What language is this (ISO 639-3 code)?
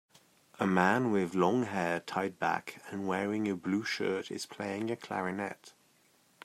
eng